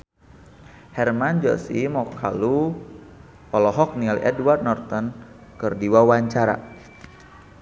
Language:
Sundanese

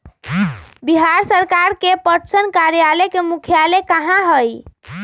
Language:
Magahi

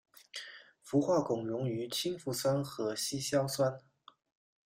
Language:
Chinese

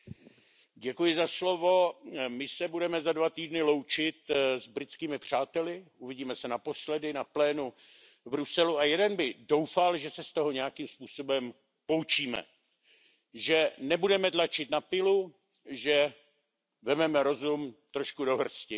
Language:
Czech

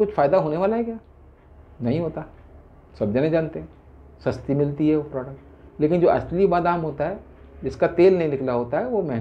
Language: Hindi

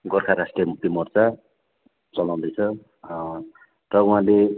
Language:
Nepali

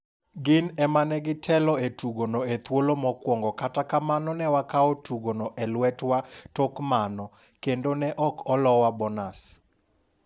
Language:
Luo (Kenya and Tanzania)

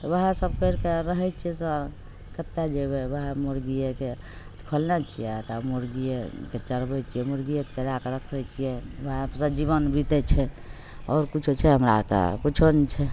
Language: Maithili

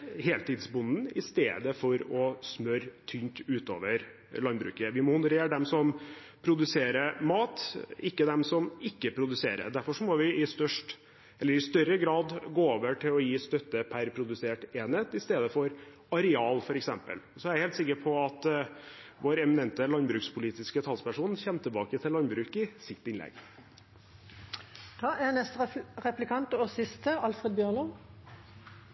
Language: Norwegian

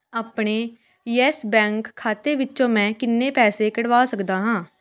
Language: Punjabi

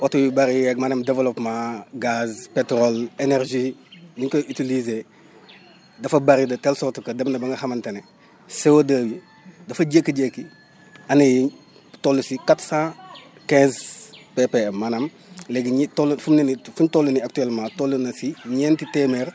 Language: Wolof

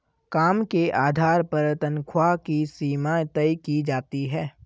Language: Hindi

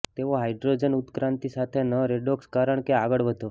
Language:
Gujarati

